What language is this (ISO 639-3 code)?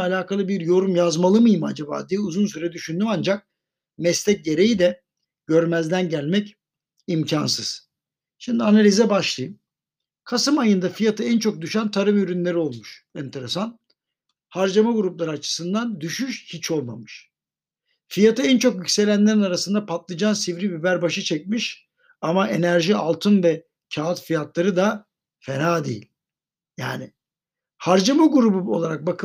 tur